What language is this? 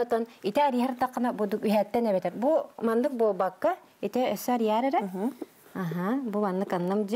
Arabic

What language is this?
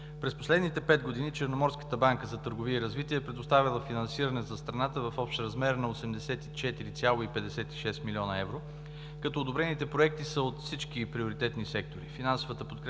Bulgarian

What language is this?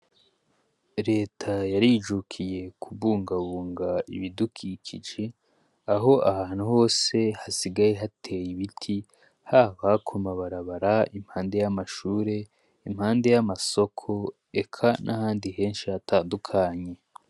Rundi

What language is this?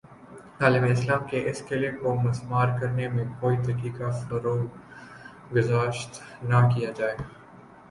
Urdu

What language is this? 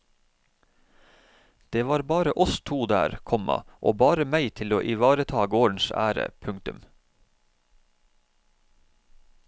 Norwegian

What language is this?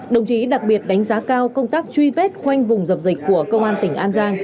Vietnamese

